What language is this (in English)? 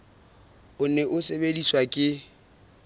Southern Sotho